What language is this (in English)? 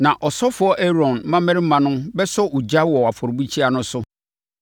Akan